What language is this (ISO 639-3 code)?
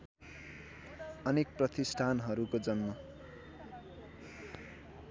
nep